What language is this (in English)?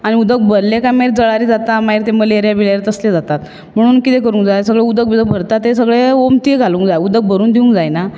Konkani